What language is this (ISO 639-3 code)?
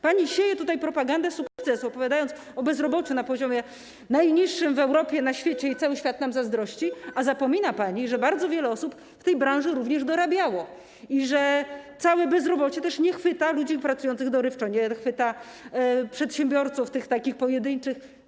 pol